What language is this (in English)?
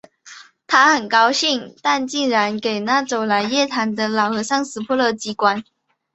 Chinese